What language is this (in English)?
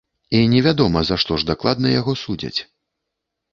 Belarusian